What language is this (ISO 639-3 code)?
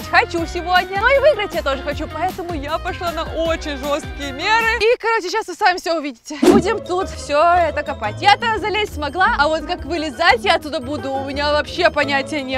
rus